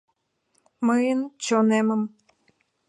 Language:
Mari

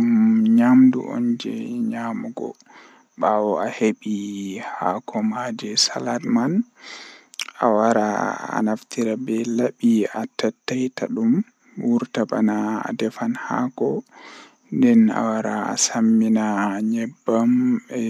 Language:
Western Niger Fulfulde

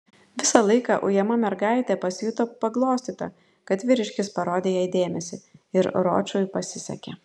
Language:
Lithuanian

